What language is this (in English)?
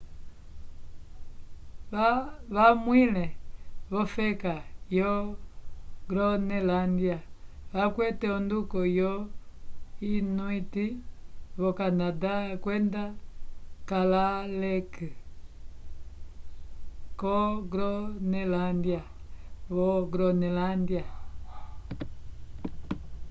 Umbundu